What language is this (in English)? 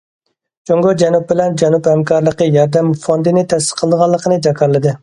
Uyghur